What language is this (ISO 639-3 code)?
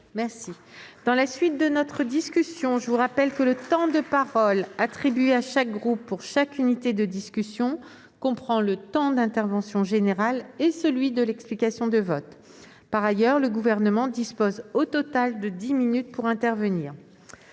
fra